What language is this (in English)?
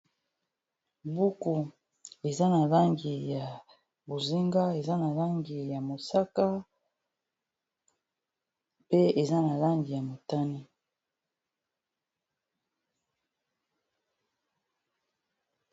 Lingala